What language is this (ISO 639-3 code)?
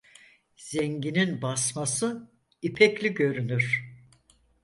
tur